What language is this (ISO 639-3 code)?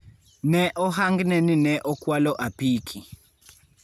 luo